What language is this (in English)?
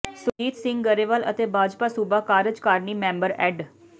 Punjabi